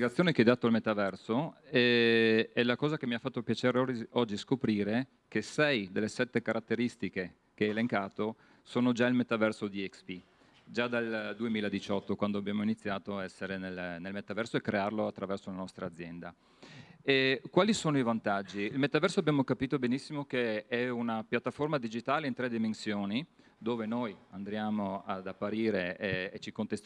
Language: Italian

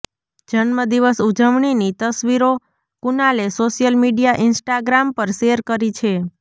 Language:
Gujarati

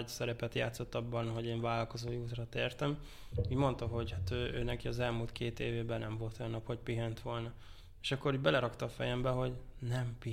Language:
Hungarian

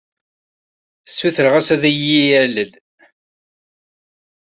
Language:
Kabyle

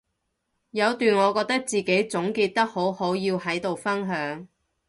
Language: Cantonese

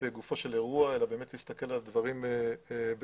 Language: Hebrew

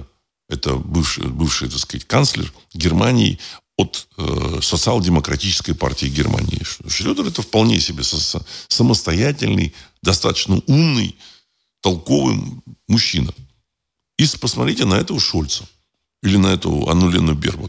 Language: Russian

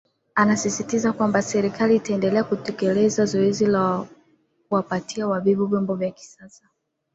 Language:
Swahili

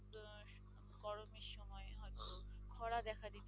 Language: Bangla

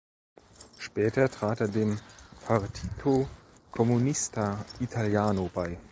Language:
German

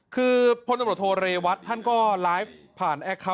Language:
Thai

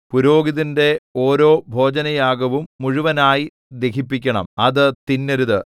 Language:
Malayalam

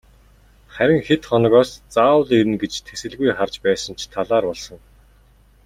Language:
Mongolian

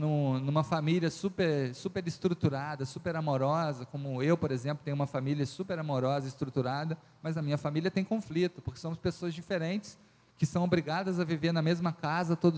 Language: Portuguese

